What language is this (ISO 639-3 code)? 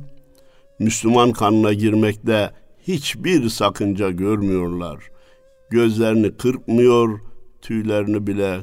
tur